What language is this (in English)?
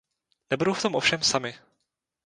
Czech